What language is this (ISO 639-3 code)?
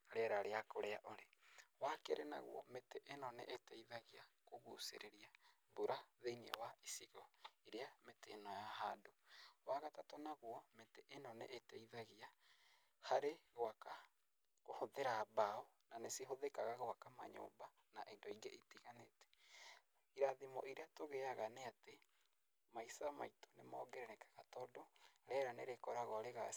kik